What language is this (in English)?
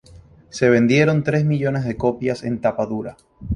Spanish